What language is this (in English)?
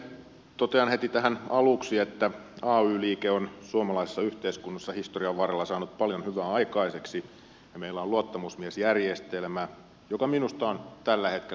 Finnish